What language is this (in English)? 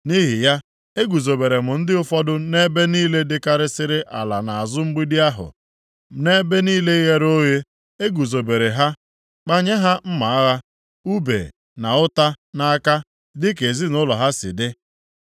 Igbo